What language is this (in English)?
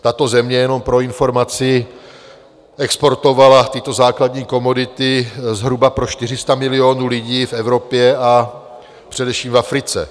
Czech